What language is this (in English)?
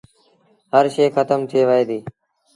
Sindhi Bhil